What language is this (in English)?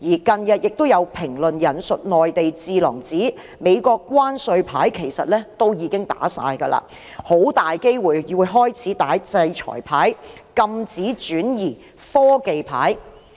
Cantonese